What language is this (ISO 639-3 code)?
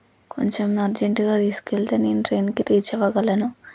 tel